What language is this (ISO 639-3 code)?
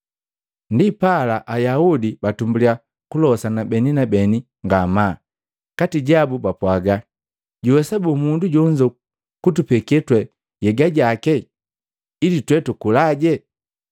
mgv